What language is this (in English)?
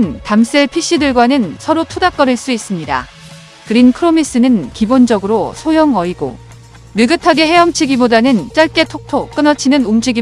Korean